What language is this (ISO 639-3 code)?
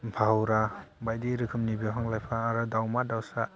brx